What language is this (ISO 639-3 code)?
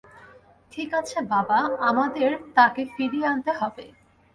ben